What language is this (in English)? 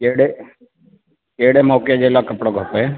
Sindhi